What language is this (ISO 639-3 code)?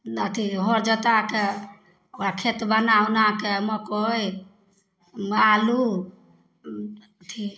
mai